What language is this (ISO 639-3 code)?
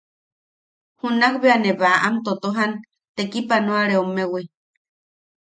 yaq